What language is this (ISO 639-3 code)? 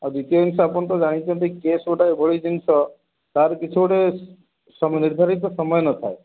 ori